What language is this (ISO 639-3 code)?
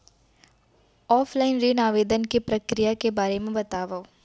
hne